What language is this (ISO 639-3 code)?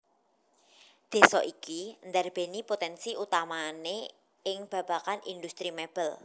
jav